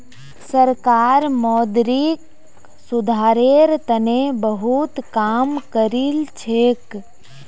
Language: Magahi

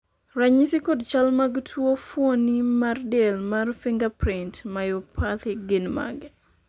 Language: Luo (Kenya and Tanzania)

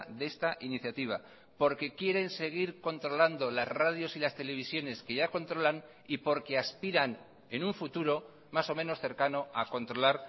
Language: Spanish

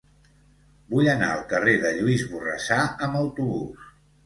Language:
Catalan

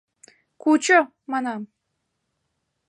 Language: Mari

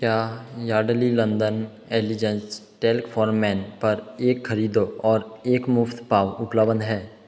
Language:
Hindi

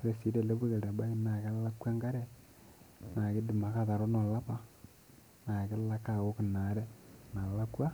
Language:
Masai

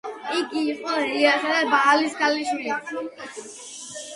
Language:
Georgian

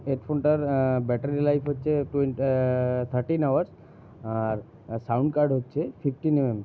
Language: Bangla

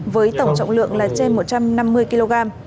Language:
Vietnamese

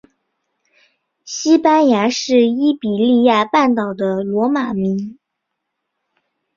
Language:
Chinese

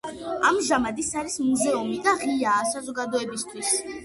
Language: Georgian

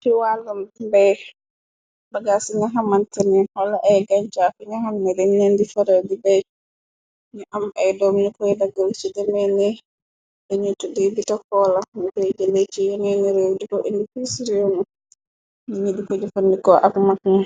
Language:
Wolof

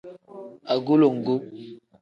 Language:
Tem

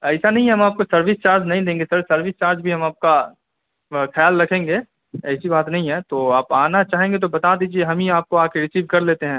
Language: Urdu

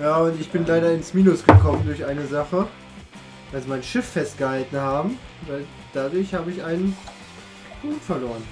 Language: German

